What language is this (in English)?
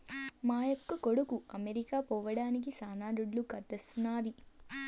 Telugu